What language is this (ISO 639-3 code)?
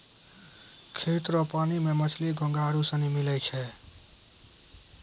mai